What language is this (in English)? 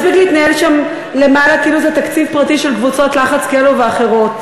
Hebrew